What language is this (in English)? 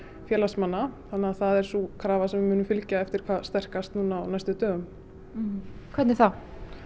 Icelandic